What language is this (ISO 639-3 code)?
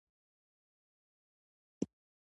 pus